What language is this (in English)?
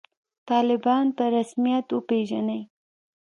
Pashto